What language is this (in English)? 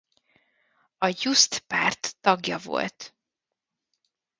Hungarian